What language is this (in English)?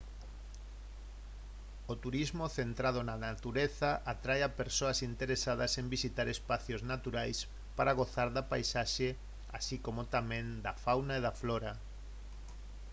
Galician